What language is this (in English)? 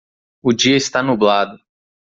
Portuguese